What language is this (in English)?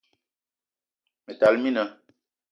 Eton (Cameroon)